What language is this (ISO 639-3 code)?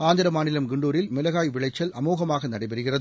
tam